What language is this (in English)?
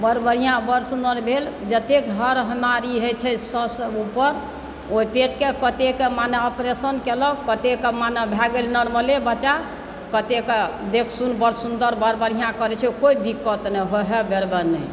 Maithili